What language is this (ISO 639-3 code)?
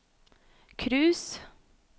nor